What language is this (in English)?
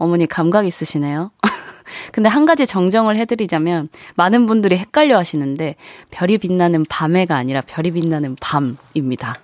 Korean